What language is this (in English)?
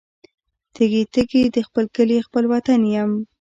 Pashto